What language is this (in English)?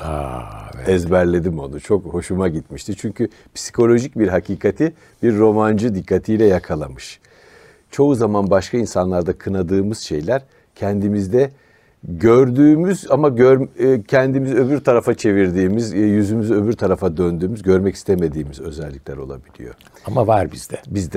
Turkish